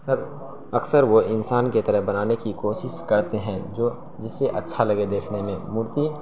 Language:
Urdu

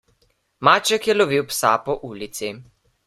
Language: Slovenian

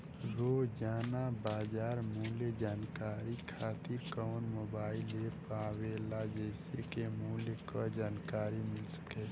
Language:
Bhojpuri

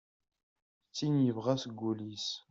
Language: Kabyle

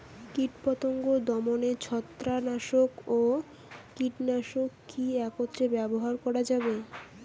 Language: Bangla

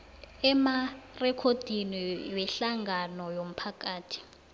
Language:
South Ndebele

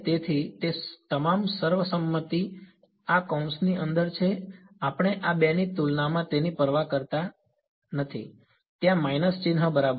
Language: Gujarati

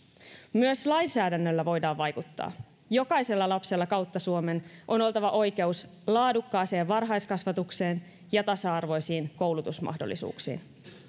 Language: Finnish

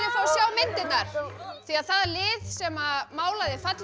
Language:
Icelandic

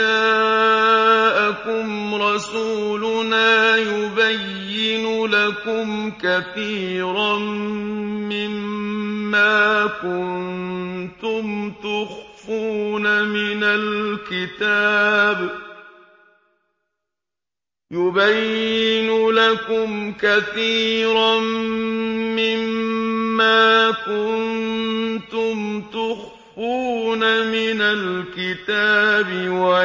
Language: Arabic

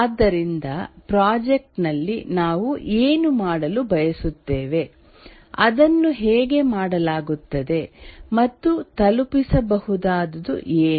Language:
Kannada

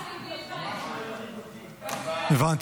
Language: Hebrew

